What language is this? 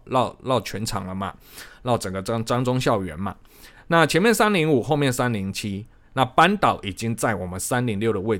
Chinese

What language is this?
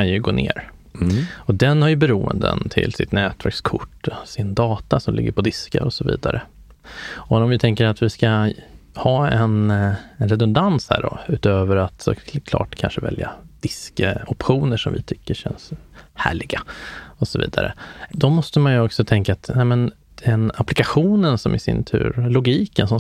Swedish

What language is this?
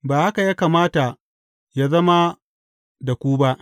Hausa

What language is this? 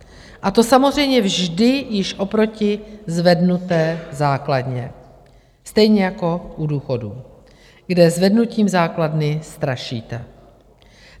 Czech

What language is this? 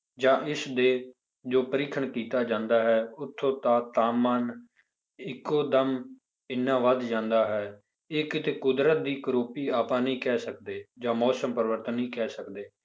Punjabi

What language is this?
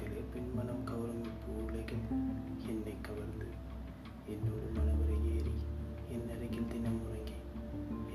Tamil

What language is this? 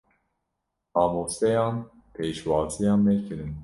Kurdish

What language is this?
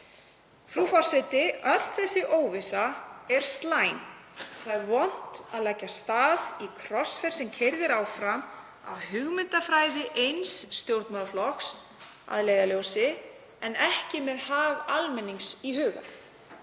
Icelandic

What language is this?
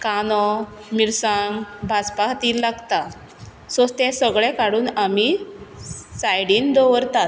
Konkani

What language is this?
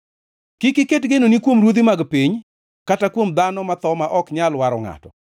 Luo (Kenya and Tanzania)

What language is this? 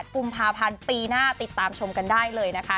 Thai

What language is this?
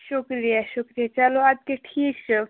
Kashmiri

